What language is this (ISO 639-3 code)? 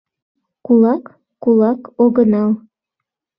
chm